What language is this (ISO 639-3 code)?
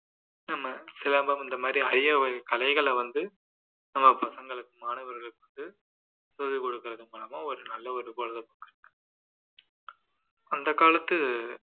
tam